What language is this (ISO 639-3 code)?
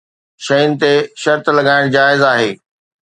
snd